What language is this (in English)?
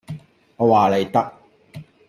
Cantonese